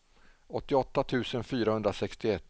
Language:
Swedish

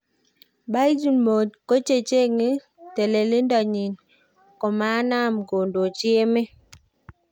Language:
Kalenjin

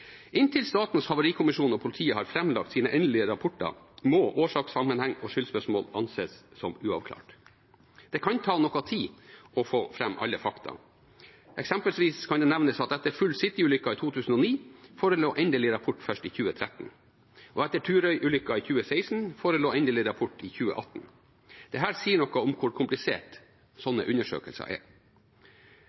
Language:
Norwegian Bokmål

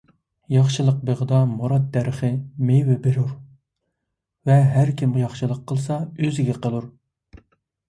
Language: Uyghur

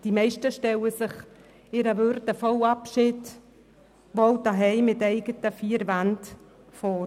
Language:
Swiss German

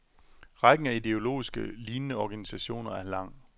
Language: Danish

